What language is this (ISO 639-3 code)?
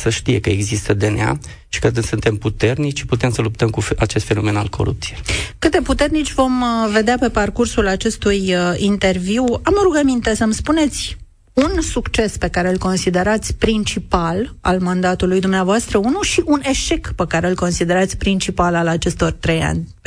ron